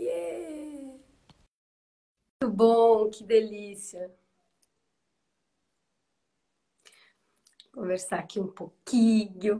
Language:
Portuguese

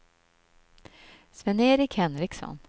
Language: Swedish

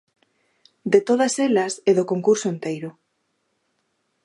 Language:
Galician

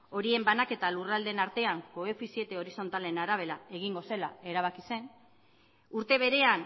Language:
Basque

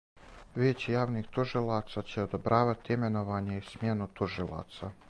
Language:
Serbian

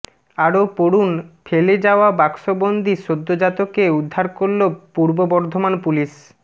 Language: Bangla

